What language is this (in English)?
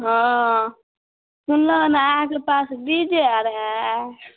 Maithili